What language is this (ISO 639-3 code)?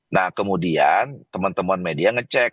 ind